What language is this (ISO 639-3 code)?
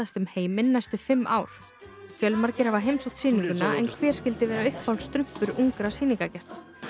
isl